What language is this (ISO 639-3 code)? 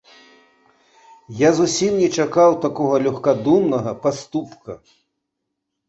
bel